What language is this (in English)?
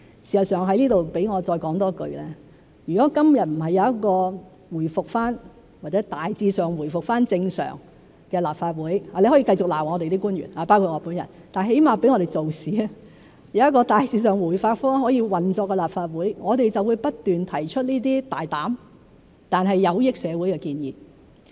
Cantonese